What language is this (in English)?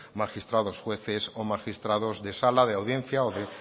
Spanish